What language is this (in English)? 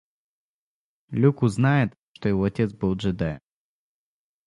Russian